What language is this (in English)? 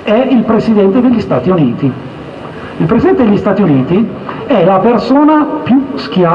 Italian